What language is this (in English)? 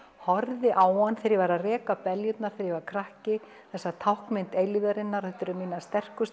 Icelandic